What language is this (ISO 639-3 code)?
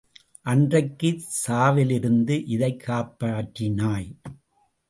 tam